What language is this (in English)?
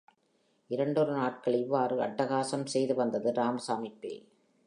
Tamil